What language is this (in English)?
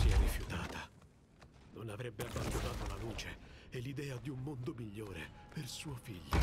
Italian